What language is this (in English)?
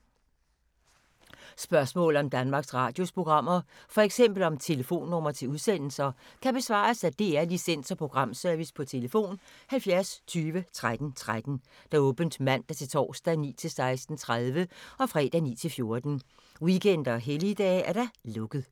Danish